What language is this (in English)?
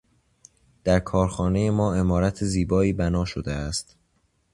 Persian